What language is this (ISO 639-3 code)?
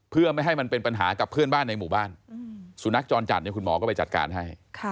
tha